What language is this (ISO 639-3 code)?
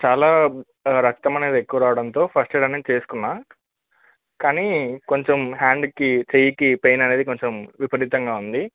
tel